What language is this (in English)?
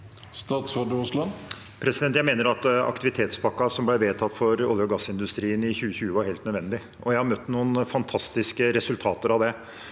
Norwegian